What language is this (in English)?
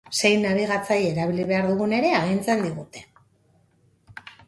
Basque